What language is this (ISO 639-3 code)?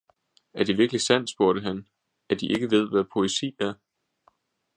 dan